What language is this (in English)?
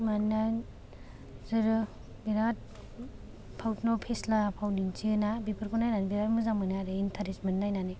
Bodo